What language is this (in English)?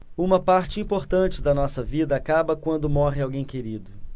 Portuguese